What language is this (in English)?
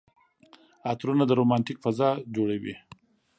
Pashto